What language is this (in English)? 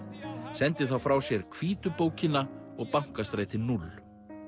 Icelandic